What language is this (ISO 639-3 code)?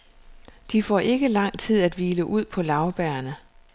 dan